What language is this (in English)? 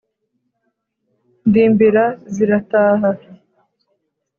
Kinyarwanda